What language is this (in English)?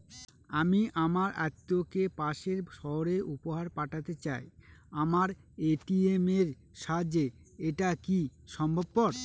Bangla